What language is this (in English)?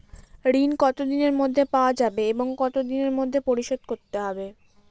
Bangla